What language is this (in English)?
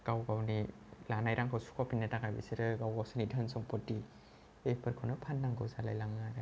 Bodo